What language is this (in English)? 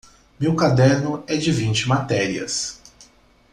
Portuguese